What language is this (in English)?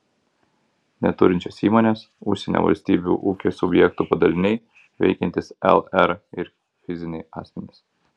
Lithuanian